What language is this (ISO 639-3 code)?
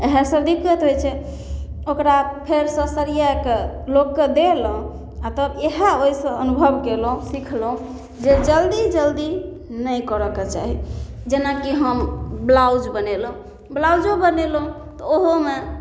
mai